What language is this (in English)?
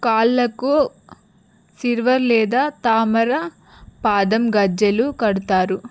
Telugu